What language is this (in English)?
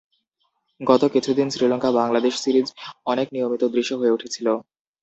Bangla